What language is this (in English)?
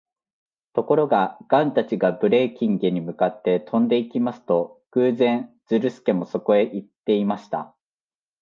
Japanese